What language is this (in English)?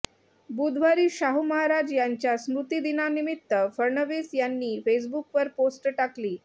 Marathi